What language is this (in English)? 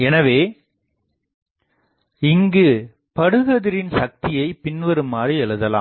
Tamil